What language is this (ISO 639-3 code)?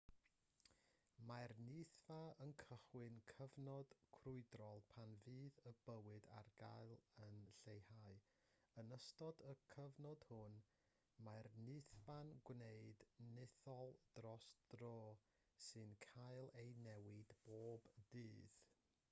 cym